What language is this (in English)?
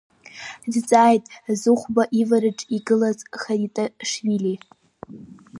Abkhazian